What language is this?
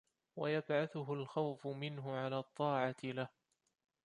Arabic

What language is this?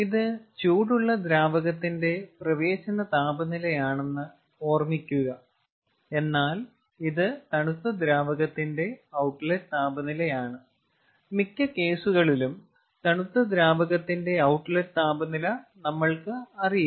Malayalam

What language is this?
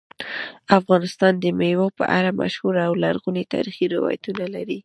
Pashto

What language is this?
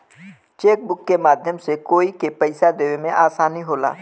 Bhojpuri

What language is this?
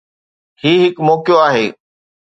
Sindhi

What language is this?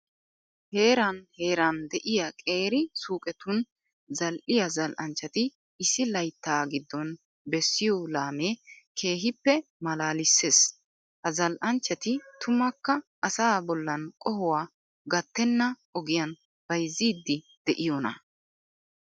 Wolaytta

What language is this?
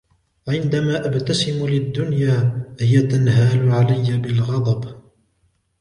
Arabic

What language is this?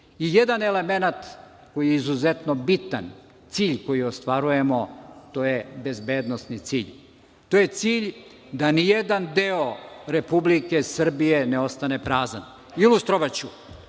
Serbian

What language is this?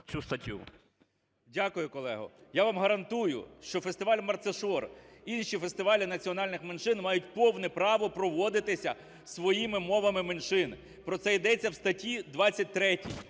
Ukrainian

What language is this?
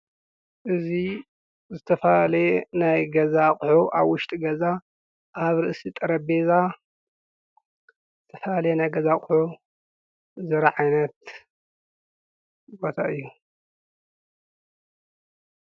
Tigrinya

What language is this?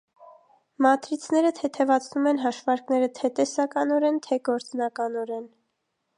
Armenian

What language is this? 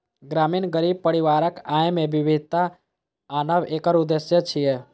Maithili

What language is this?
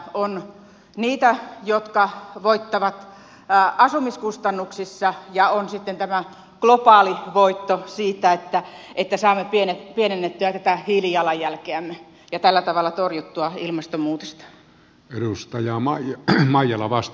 Finnish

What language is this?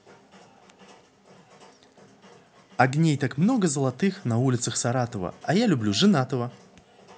Russian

